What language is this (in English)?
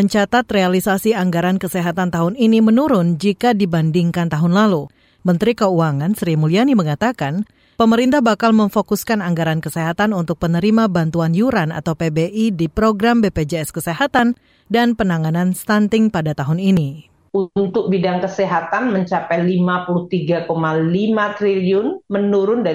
Indonesian